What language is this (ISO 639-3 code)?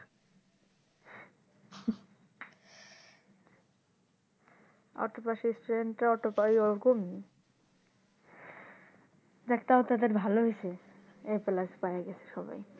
ben